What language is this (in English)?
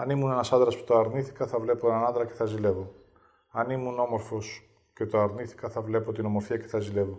Greek